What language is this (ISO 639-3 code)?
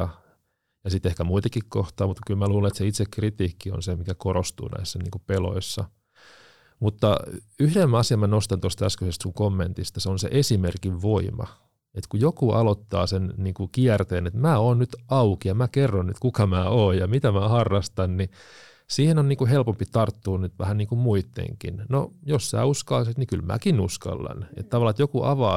fin